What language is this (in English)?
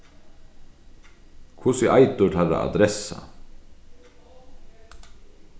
Faroese